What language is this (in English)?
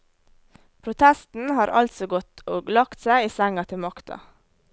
Norwegian